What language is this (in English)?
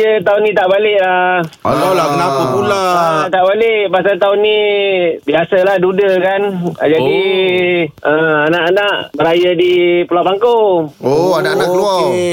Malay